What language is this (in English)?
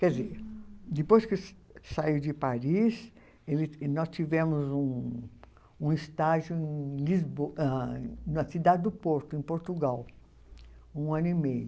Portuguese